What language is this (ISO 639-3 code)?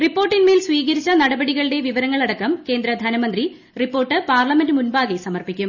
mal